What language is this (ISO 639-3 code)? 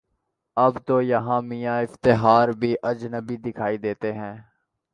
urd